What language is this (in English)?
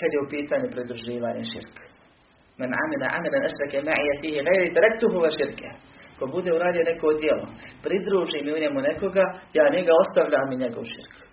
Croatian